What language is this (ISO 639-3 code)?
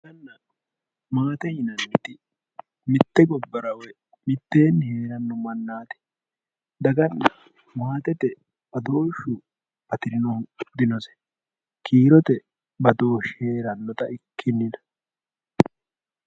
sid